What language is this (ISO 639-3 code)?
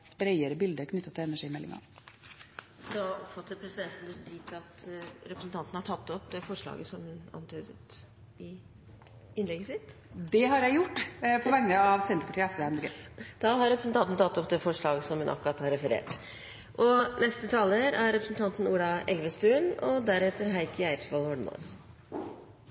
nor